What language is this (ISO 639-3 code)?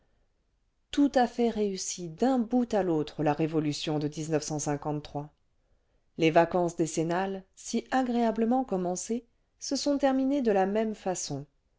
fra